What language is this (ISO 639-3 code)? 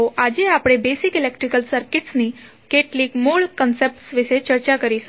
guj